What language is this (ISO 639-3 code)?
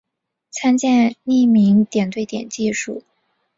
zho